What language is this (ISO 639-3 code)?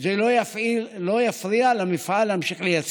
heb